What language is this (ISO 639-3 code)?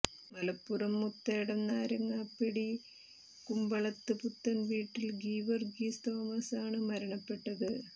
mal